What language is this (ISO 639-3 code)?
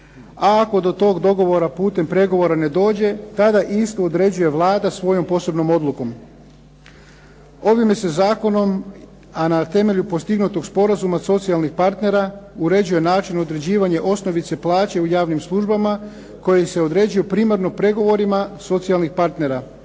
hrv